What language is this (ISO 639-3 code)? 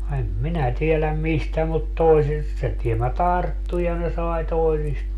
fin